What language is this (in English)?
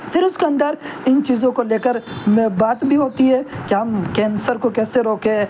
Urdu